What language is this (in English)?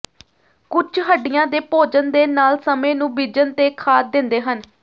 Punjabi